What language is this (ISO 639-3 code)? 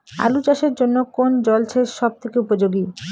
ben